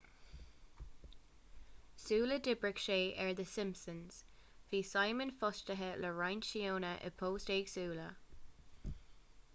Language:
Irish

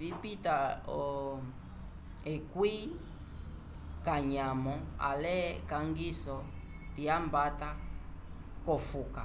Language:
Umbundu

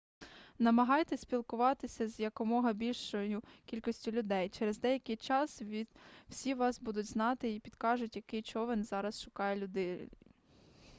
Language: Ukrainian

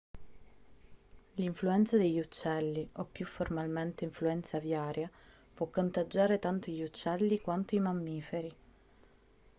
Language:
Italian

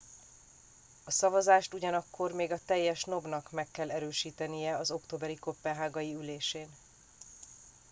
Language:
Hungarian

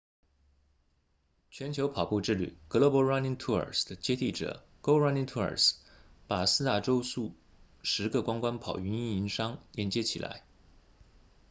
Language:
Chinese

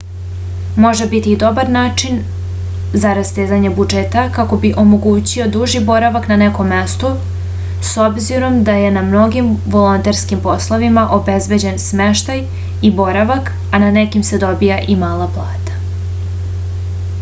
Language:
Serbian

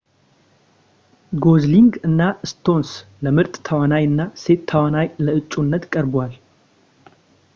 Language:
Amharic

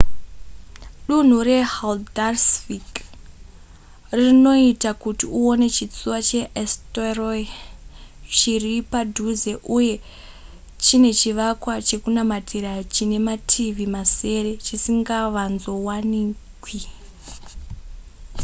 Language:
Shona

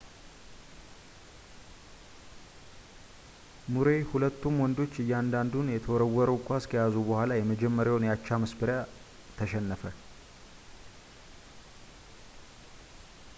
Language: Amharic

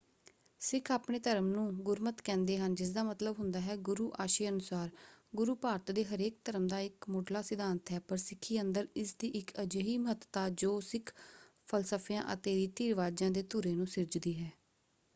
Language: Punjabi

